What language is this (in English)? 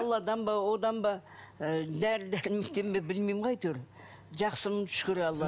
Kazakh